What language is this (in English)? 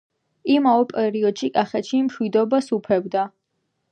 Georgian